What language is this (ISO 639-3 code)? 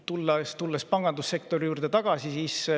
est